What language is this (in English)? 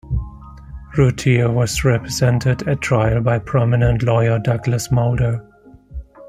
English